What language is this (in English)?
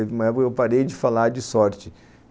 Portuguese